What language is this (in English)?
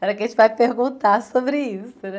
Portuguese